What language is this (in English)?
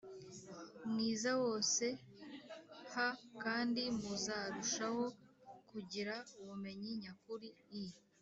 Kinyarwanda